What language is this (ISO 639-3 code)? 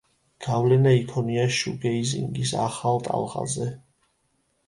kat